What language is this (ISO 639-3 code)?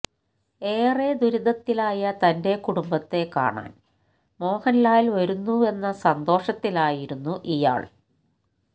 mal